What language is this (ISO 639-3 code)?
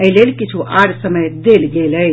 mai